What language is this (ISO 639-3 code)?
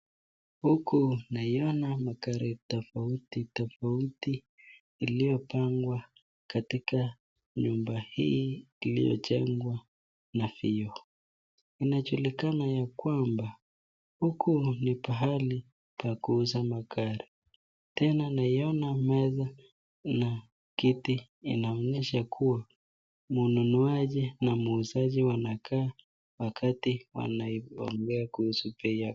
swa